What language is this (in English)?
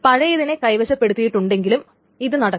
Malayalam